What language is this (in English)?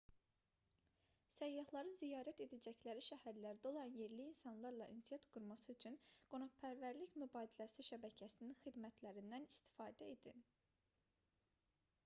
Azerbaijani